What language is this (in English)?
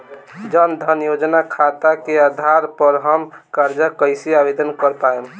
Bhojpuri